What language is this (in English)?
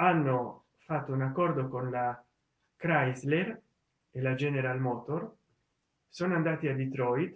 Italian